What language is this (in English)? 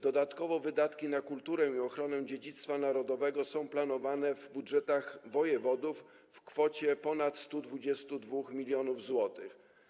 Polish